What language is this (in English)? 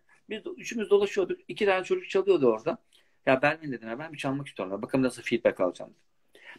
Turkish